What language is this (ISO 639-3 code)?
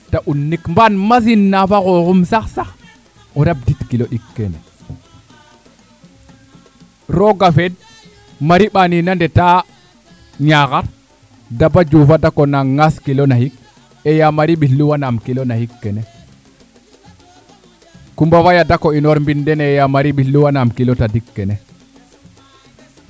srr